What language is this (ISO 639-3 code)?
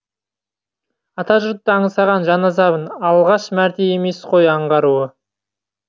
kaz